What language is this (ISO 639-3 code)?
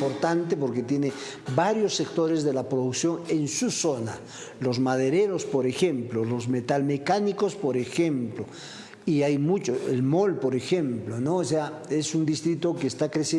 spa